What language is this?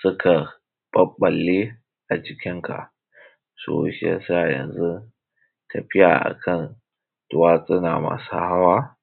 Hausa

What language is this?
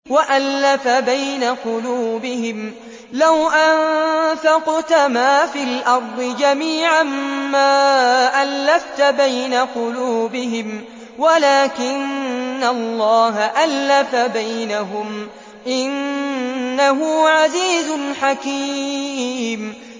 Arabic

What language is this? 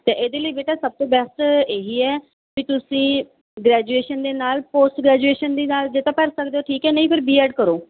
Punjabi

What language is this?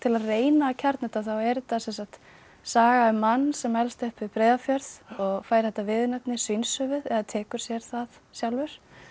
Icelandic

